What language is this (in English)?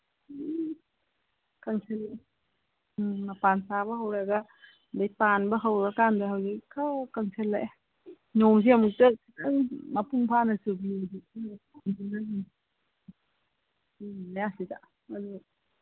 Manipuri